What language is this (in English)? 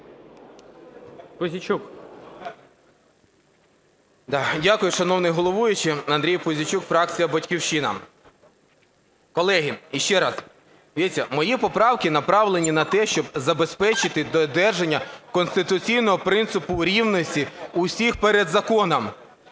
Ukrainian